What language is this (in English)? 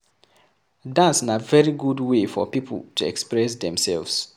Nigerian Pidgin